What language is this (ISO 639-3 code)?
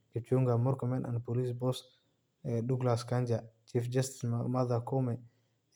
som